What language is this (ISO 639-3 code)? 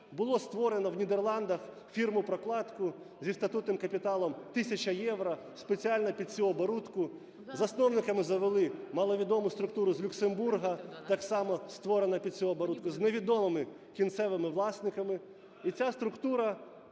ukr